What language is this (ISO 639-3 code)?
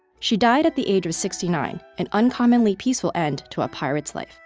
eng